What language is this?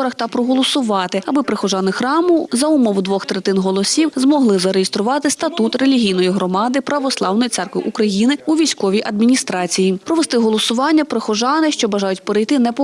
Ukrainian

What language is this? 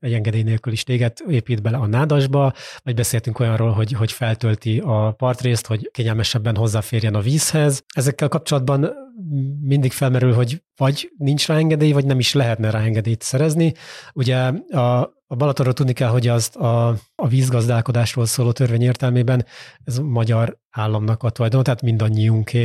Hungarian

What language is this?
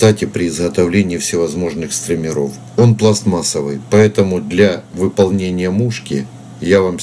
Russian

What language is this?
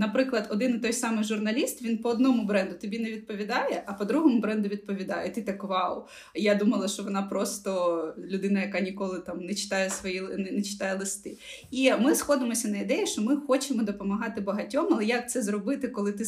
Ukrainian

